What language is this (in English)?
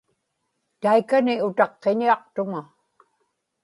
Inupiaq